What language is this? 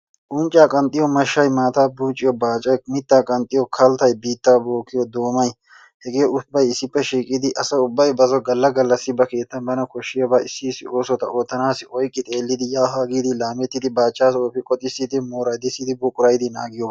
Wolaytta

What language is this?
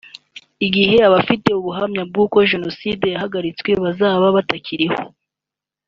Kinyarwanda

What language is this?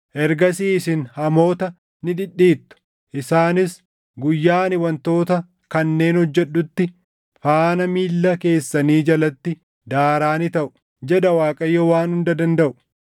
Oromo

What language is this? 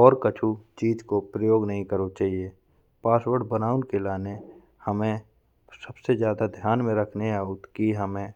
Bundeli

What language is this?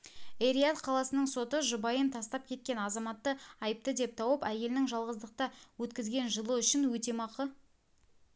Kazakh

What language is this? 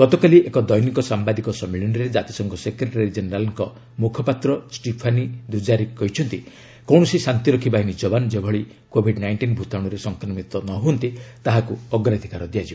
Odia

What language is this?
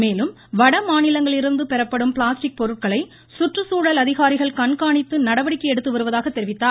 Tamil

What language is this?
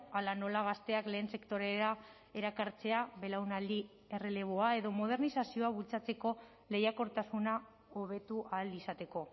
Basque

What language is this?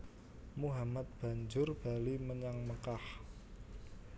Javanese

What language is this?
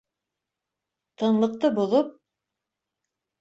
Bashkir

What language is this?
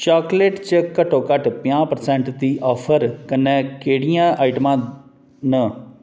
Dogri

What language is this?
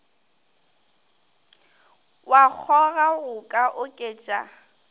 Northern Sotho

